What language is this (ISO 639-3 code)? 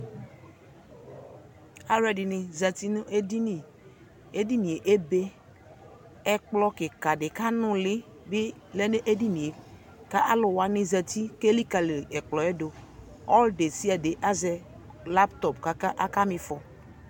kpo